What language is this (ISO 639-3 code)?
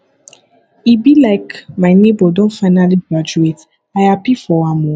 pcm